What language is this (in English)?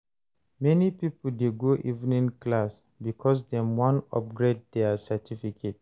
Nigerian Pidgin